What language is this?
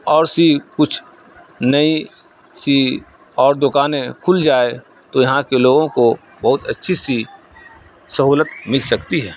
Urdu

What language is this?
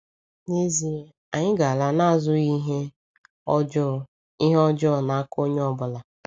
Igbo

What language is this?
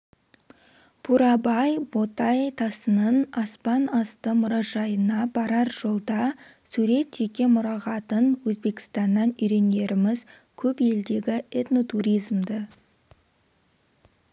Kazakh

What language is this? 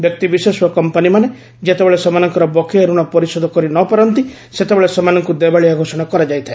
Odia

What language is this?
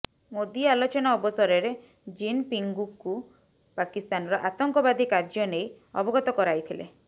Odia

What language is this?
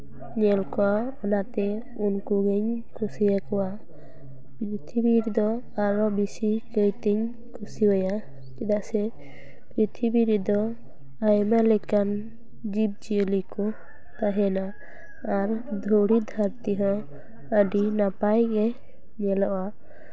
Santali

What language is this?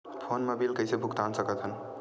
Chhattisgarhi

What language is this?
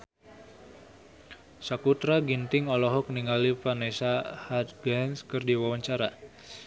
Sundanese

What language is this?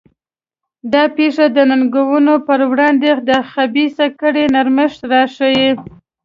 Pashto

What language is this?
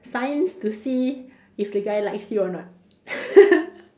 English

